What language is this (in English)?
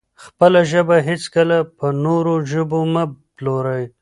Pashto